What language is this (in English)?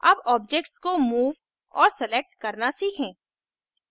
Hindi